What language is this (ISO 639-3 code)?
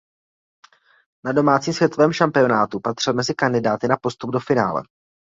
ces